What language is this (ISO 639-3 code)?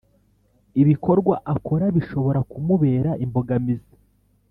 kin